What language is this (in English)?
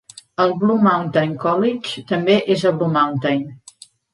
Catalan